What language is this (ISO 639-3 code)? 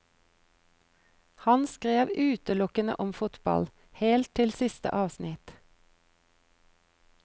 nor